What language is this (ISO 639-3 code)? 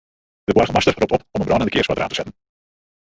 fry